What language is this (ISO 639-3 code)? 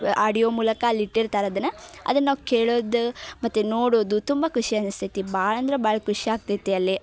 kan